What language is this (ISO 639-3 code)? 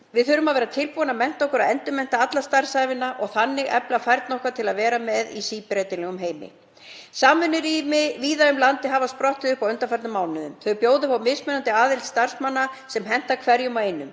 isl